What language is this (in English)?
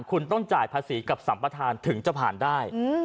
Thai